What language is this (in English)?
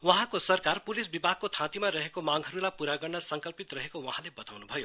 Nepali